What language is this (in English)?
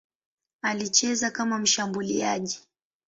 Swahili